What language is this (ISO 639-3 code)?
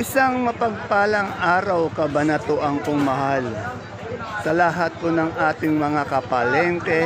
fil